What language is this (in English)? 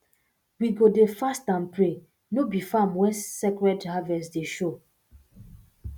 Nigerian Pidgin